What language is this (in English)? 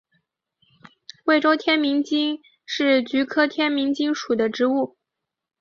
Chinese